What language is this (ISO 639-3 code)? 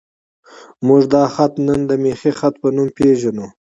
pus